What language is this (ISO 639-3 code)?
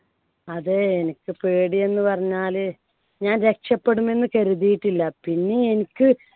mal